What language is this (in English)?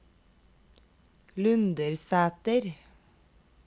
Norwegian